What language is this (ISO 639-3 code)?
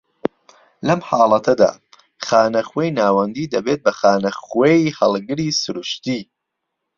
ckb